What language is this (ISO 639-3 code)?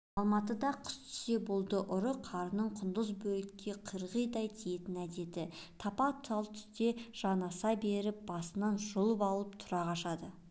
kaz